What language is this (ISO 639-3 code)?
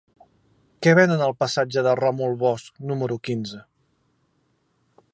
cat